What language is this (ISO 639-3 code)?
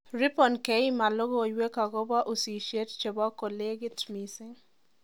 kln